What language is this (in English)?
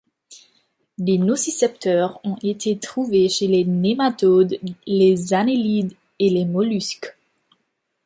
French